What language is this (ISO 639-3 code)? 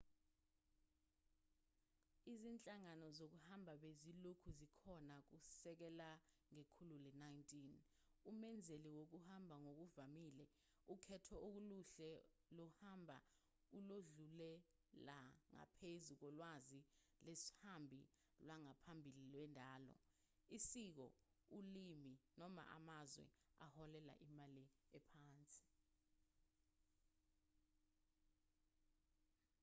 zul